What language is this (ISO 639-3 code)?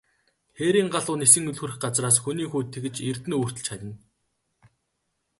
mon